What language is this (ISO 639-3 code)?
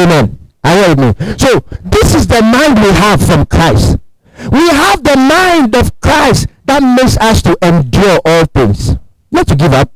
eng